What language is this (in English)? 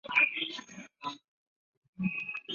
Chinese